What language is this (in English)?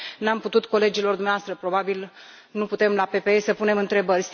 Romanian